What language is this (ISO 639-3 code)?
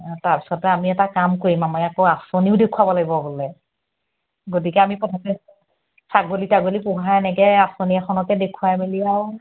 asm